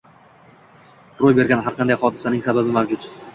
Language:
Uzbek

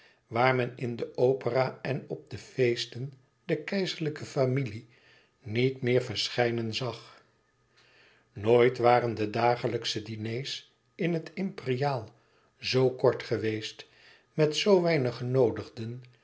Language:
Dutch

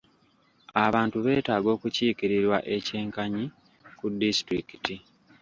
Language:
Ganda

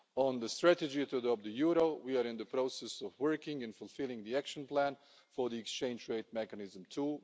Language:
English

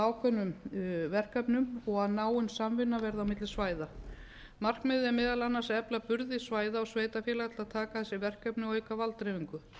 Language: Icelandic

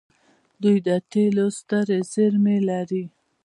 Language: Pashto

